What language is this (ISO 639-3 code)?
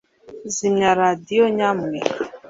kin